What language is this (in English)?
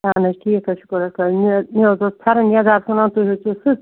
Kashmiri